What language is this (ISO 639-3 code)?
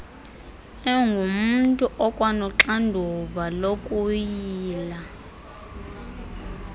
xho